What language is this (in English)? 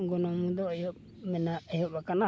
Santali